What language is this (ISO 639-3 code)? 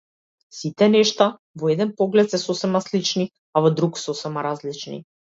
mkd